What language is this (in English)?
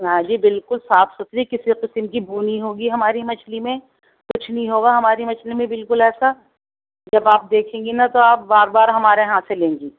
Urdu